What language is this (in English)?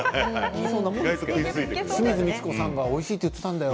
Japanese